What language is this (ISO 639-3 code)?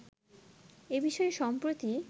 ben